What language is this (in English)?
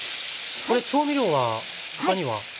Japanese